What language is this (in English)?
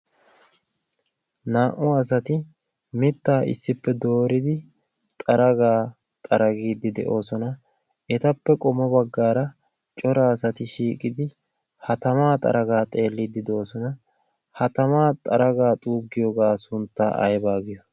Wolaytta